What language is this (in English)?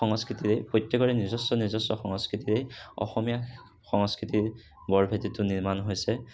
Assamese